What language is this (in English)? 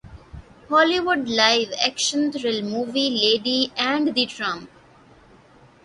Urdu